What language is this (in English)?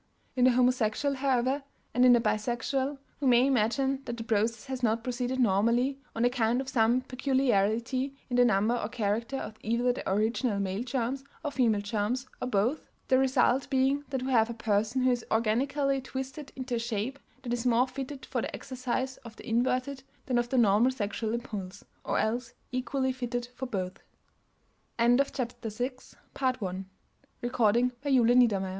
English